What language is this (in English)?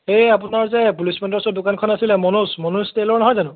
Assamese